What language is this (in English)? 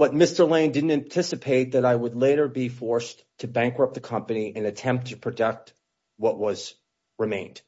English